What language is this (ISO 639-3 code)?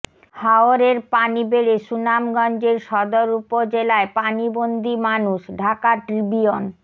ben